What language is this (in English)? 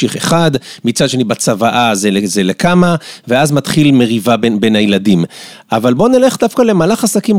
Hebrew